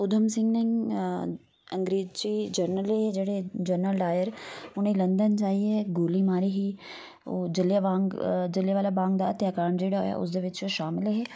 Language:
Dogri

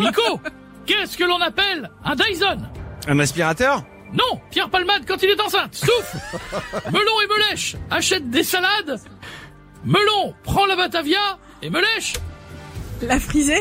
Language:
French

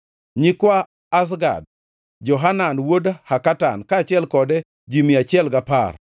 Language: Luo (Kenya and Tanzania)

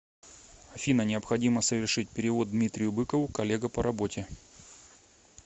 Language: Russian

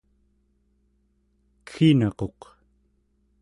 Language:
Central Yupik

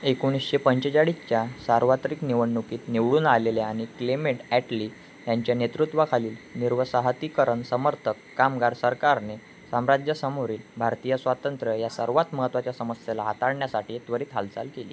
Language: Marathi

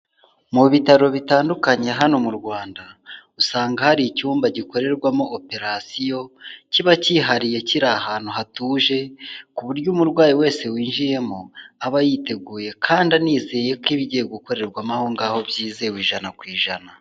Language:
Kinyarwanda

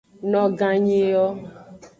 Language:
Aja (Benin)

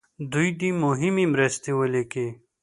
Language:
Pashto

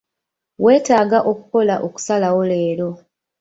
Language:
Ganda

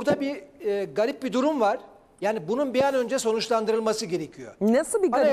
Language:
Turkish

